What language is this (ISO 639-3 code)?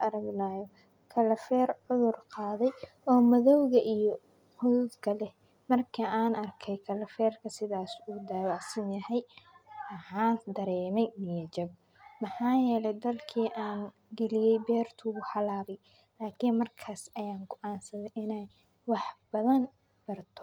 som